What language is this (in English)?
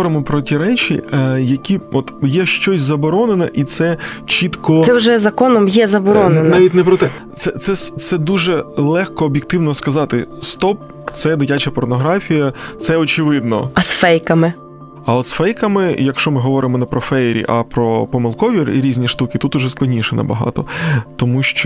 Ukrainian